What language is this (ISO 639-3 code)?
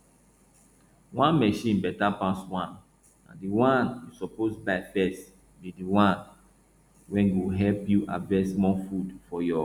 pcm